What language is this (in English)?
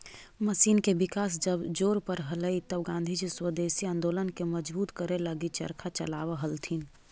Magahi